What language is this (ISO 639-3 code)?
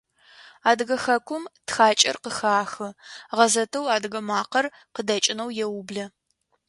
ady